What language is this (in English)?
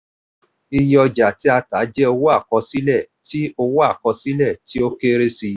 Yoruba